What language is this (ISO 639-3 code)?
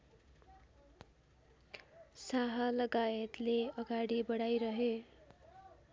nep